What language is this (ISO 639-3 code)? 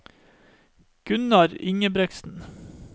nor